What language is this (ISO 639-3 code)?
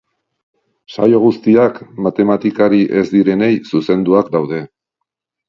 eus